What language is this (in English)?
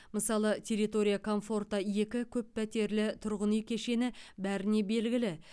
Kazakh